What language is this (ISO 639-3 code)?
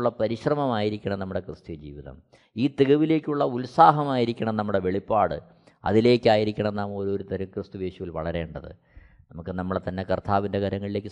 mal